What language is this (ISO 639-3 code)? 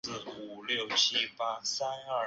zho